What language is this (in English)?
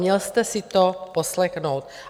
Czech